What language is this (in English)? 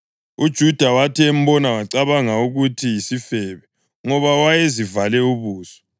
North Ndebele